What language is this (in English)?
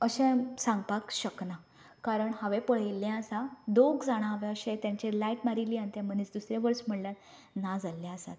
Konkani